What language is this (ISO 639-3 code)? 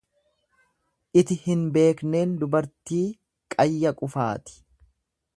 orm